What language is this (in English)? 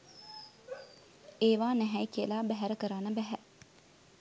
Sinhala